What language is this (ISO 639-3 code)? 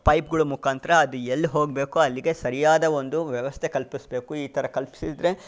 kan